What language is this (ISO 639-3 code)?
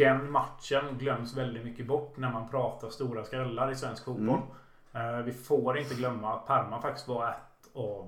swe